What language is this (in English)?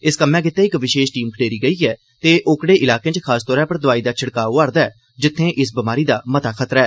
Dogri